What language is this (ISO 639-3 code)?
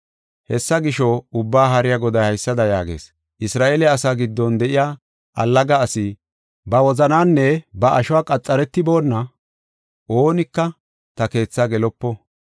gof